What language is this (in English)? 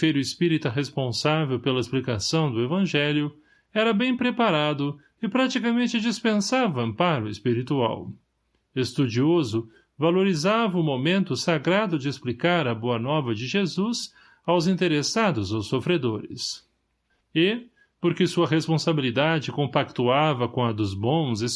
Portuguese